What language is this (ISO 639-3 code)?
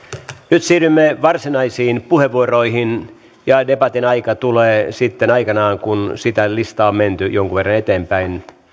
fin